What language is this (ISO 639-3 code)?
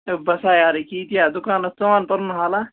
kas